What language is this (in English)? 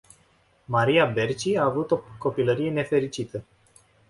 Romanian